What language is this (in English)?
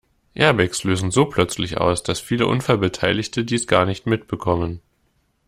German